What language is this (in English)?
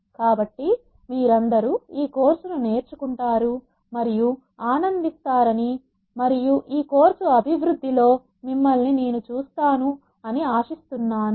Telugu